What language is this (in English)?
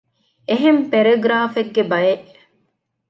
Divehi